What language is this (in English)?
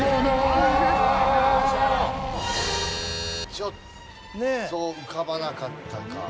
Japanese